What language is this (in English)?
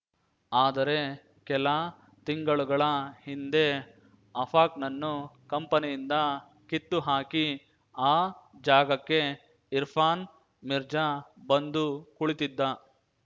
Kannada